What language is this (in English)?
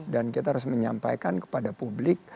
Indonesian